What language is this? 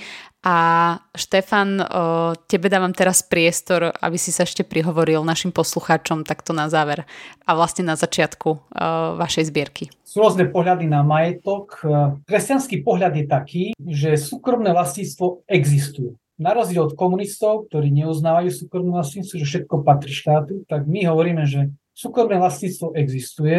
Slovak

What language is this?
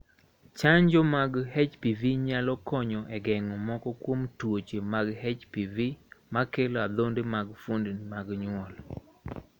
Luo (Kenya and Tanzania)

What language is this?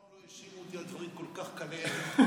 Hebrew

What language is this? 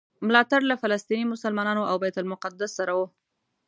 Pashto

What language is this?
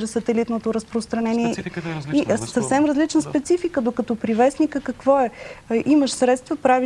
Bulgarian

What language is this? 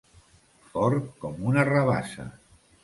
Catalan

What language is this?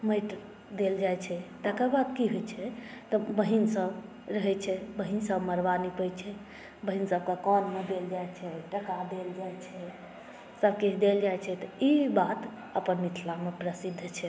Maithili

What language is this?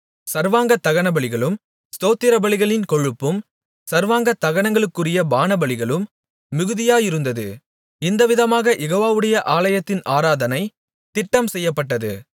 Tamil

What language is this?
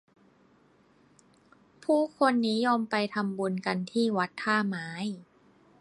Thai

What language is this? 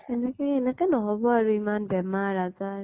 Assamese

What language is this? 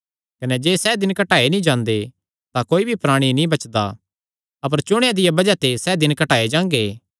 Kangri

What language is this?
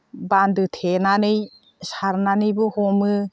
Bodo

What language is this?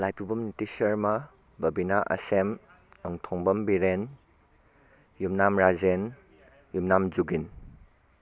Manipuri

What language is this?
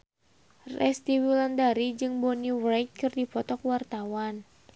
Sundanese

